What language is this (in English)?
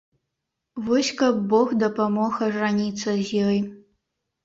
Belarusian